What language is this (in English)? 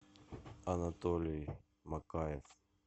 Russian